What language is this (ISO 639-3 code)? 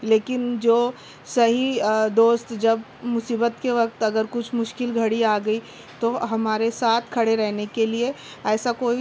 urd